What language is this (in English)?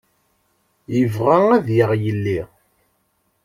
Kabyle